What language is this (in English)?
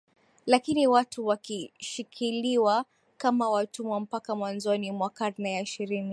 Swahili